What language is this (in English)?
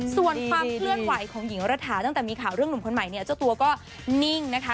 Thai